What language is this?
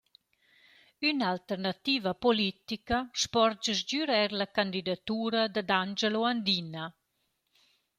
Romansh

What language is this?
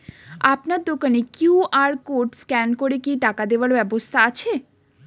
Bangla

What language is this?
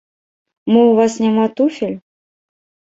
Belarusian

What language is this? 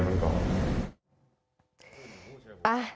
Thai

